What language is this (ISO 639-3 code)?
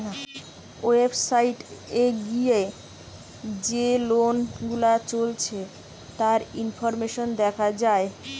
ben